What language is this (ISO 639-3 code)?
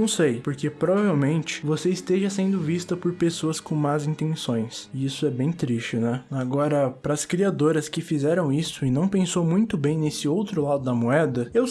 por